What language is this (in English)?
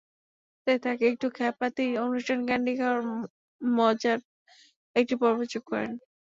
Bangla